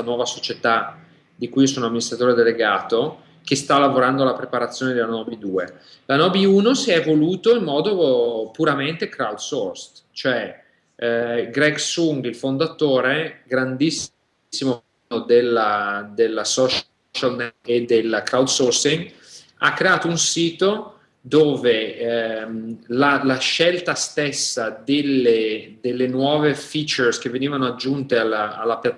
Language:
Italian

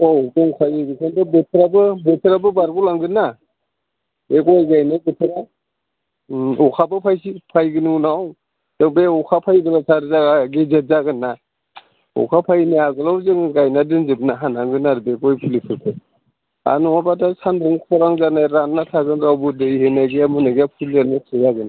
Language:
Bodo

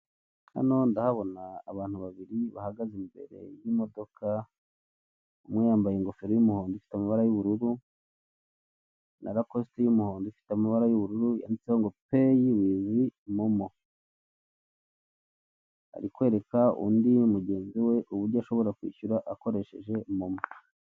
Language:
Kinyarwanda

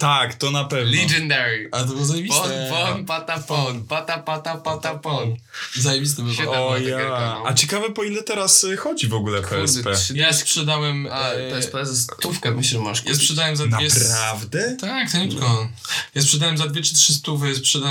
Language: Polish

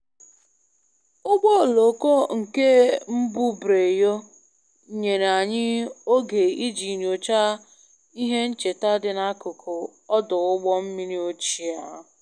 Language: Igbo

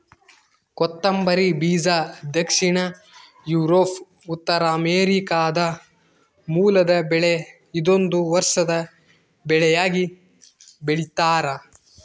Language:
Kannada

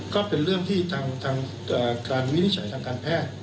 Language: Thai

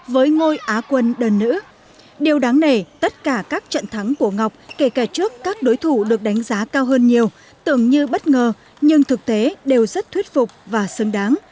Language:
Vietnamese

